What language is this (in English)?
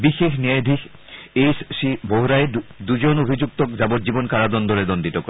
Assamese